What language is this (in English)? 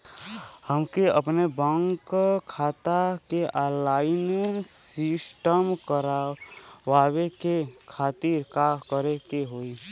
Bhojpuri